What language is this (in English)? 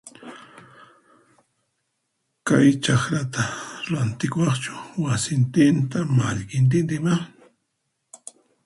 Puno Quechua